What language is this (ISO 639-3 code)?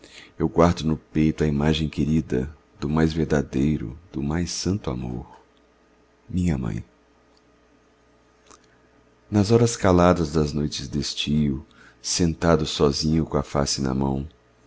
por